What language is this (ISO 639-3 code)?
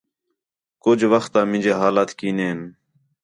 xhe